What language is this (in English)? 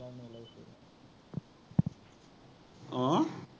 Assamese